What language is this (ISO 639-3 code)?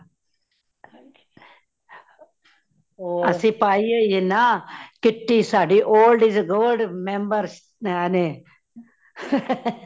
pan